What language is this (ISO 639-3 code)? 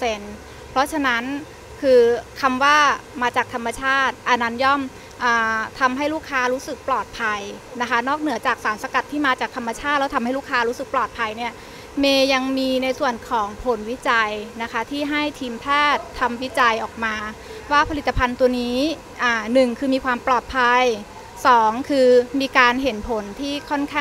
tha